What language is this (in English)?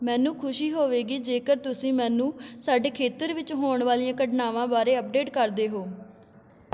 Punjabi